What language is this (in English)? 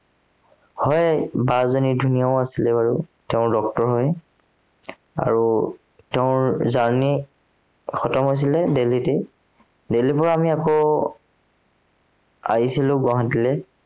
Assamese